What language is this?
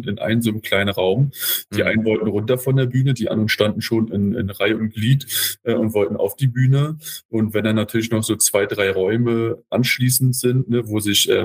German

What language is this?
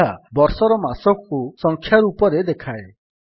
Odia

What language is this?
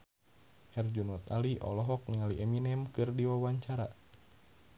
Sundanese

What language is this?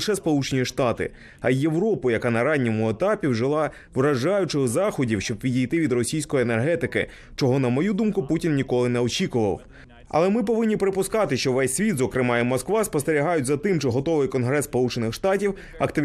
Ukrainian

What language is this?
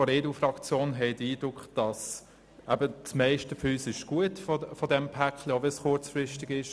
Swiss German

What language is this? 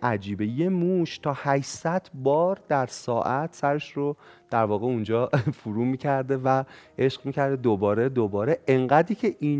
Persian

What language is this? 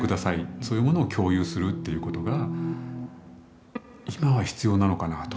Japanese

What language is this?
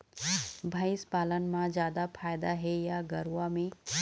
Chhattisgarhi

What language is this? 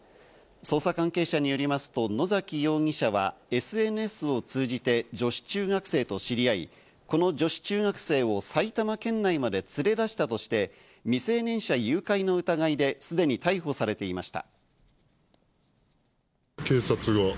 Japanese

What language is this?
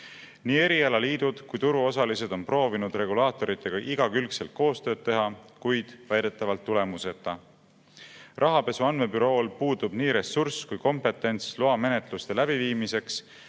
Estonian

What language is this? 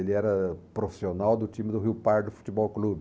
Portuguese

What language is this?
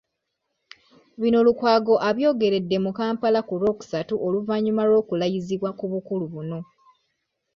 Ganda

